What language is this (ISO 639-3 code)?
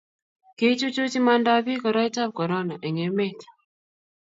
kln